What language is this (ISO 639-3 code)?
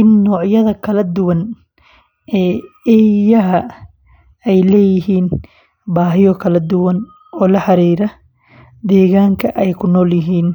som